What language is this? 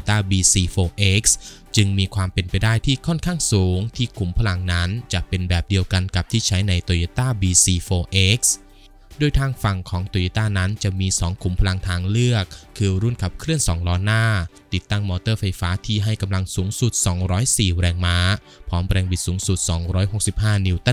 Thai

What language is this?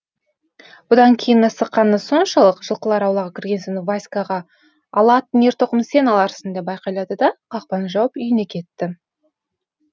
Kazakh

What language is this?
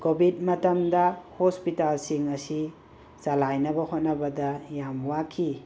Manipuri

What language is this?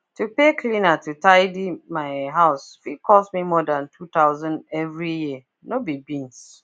Nigerian Pidgin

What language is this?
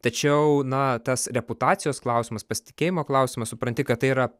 Lithuanian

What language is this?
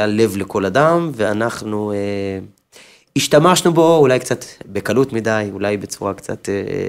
Hebrew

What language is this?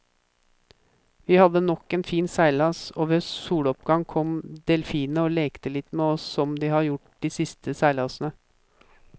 Norwegian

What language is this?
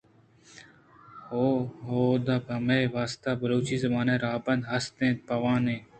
Eastern Balochi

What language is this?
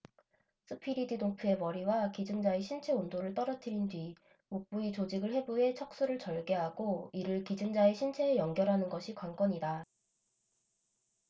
Korean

